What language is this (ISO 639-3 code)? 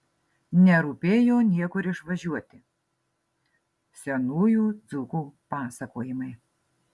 lit